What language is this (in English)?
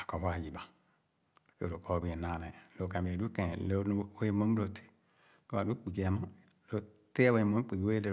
Khana